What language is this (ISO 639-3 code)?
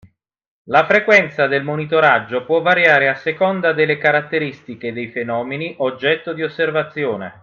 ita